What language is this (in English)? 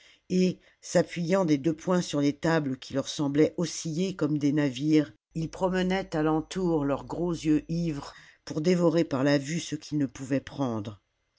French